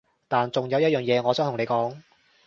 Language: Cantonese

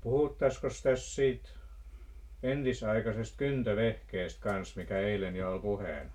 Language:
Finnish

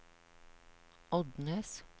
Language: Norwegian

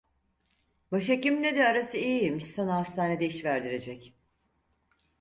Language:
Turkish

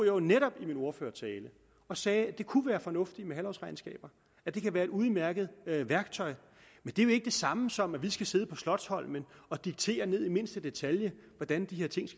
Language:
Danish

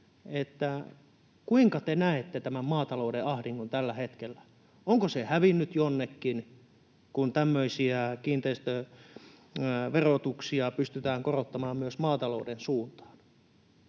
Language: Finnish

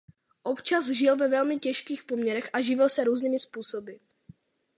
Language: Czech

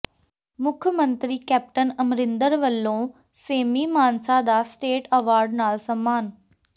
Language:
Punjabi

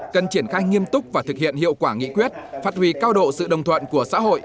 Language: Vietnamese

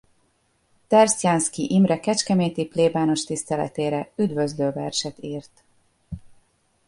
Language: Hungarian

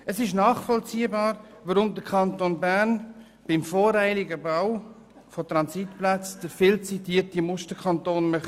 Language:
Swiss German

